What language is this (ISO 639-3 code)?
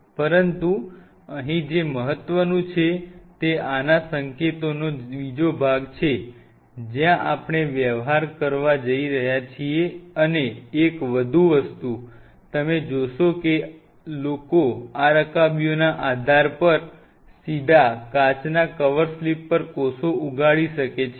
guj